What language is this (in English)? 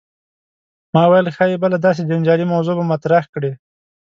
Pashto